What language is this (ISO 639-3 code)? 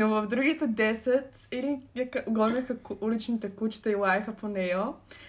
bul